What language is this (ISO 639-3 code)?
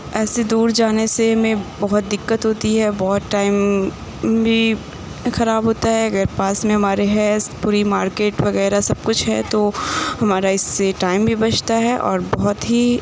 urd